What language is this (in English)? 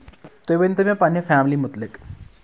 Kashmiri